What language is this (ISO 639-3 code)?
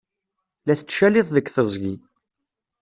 kab